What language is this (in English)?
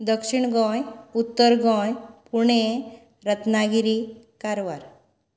Konkani